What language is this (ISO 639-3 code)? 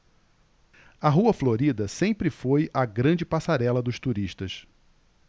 por